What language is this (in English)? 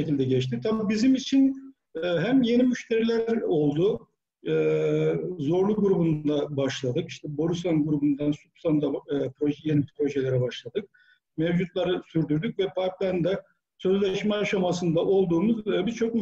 Turkish